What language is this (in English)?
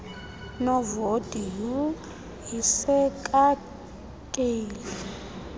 Xhosa